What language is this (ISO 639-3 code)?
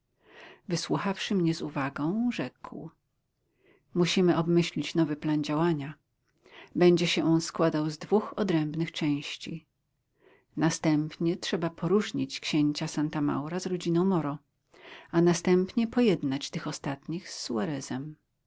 pol